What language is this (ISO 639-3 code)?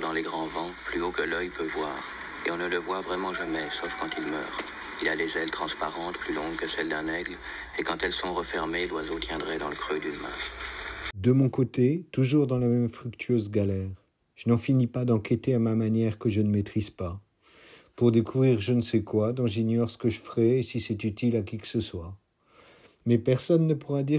fra